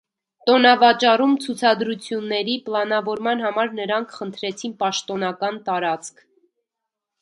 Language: Armenian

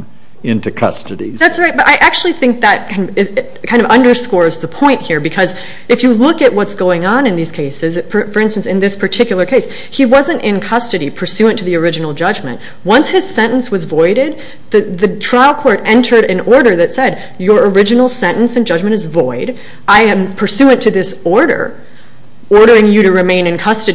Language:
English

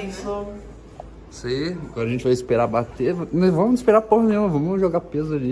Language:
Portuguese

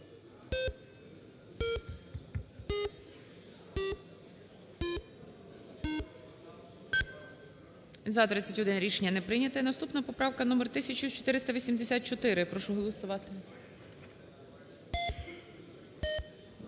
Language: Ukrainian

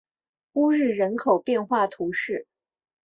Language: Chinese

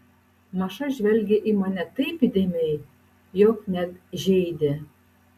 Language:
Lithuanian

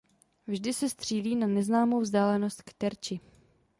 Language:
Czech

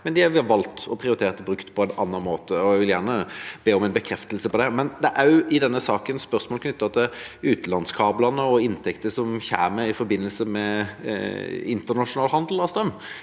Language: Norwegian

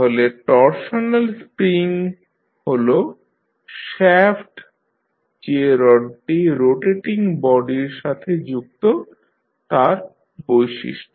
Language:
Bangla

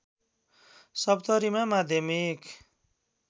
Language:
Nepali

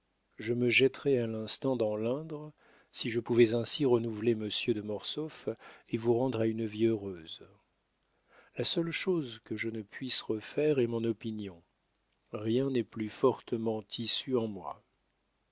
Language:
French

